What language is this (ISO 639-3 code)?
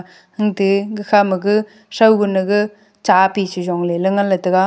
nnp